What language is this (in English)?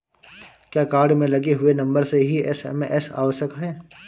Hindi